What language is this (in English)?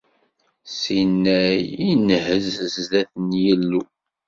Kabyle